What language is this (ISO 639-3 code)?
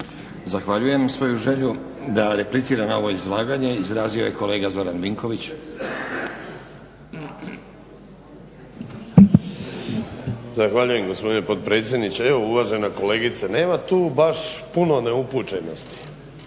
hrv